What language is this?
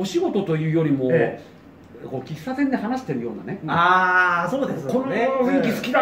Japanese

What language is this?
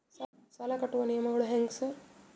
Kannada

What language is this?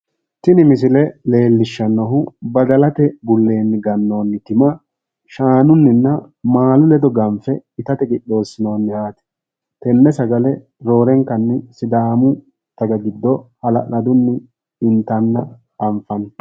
Sidamo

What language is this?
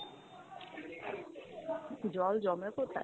Bangla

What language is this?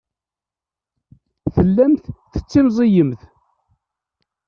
Kabyle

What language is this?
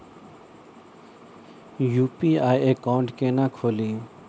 Maithili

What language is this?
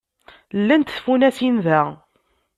Kabyle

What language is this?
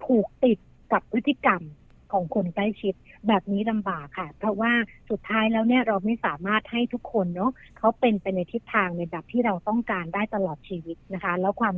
Thai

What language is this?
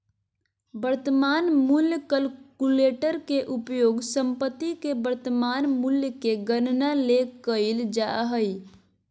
Magahi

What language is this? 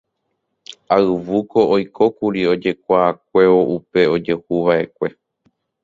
Guarani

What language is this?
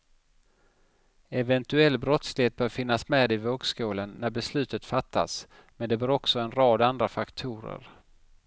Swedish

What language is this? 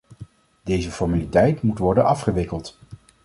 Dutch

